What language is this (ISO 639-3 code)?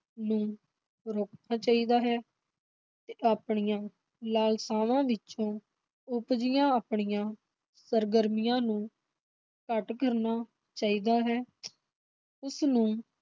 pan